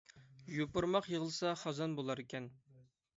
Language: Uyghur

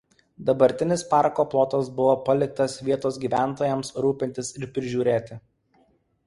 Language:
Lithuanian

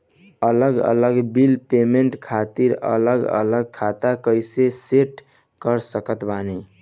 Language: Bhojpuri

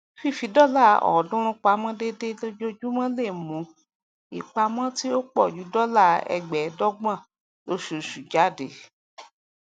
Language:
Yoruba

